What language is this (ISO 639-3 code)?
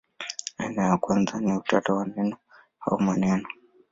swa